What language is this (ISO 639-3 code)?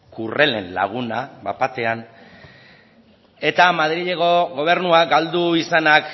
eus